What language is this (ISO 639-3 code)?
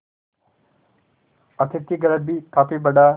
hin